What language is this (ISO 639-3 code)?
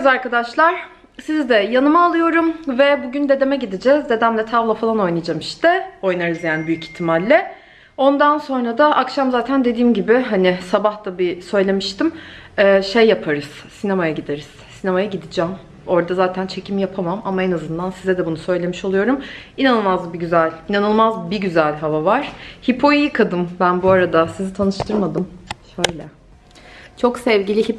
tur